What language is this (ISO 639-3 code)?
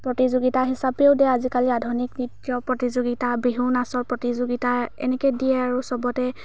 asm